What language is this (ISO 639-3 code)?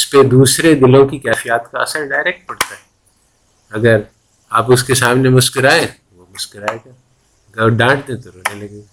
urd